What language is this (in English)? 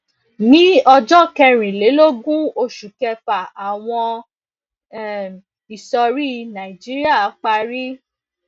Yoruba